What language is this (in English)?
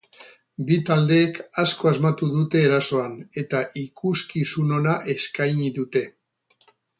Basque